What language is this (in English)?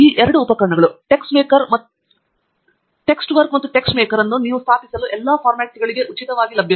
Kannada